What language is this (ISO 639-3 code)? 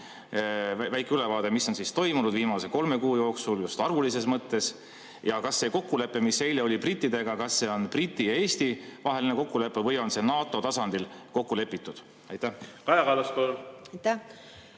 est